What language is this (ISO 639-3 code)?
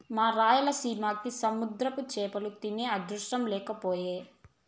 tel